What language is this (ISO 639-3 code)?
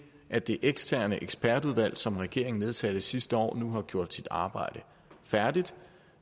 dan